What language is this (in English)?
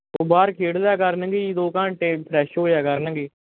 Punjabi